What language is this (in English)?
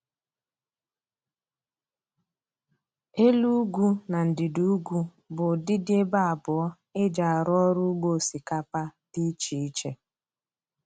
Igbo